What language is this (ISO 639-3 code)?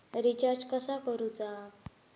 mar